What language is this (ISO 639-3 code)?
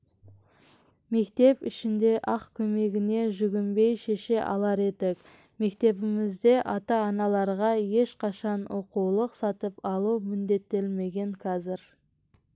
kaz